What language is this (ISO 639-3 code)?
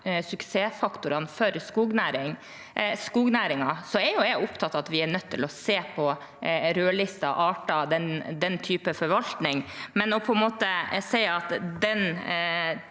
nor